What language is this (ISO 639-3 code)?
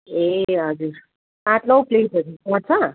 nep